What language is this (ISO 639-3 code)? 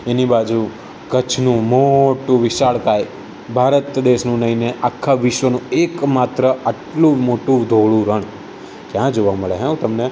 guj